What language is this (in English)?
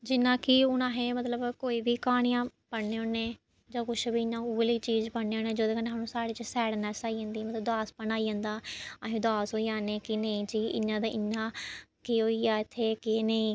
Dogri